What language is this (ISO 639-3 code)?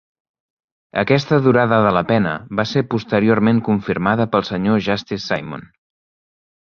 cat